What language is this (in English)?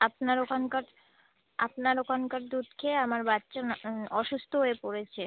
Bangla